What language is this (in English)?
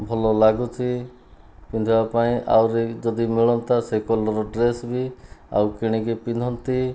Odia